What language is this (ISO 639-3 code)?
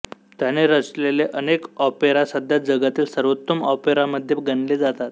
mar